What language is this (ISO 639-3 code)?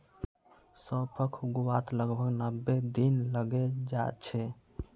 mag